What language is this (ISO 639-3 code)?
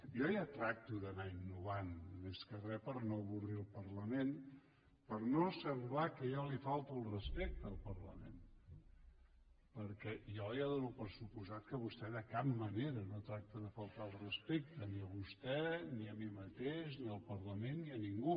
cat